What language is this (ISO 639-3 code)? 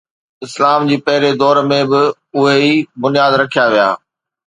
snd